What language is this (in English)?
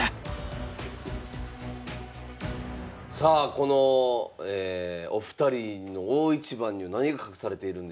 Japanese